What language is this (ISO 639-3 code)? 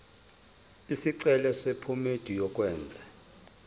zul